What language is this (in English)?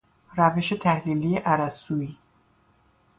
Persian